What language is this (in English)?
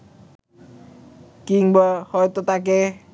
Bangla